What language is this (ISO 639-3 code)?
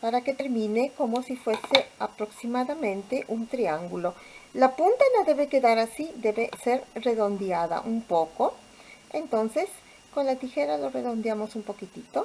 spa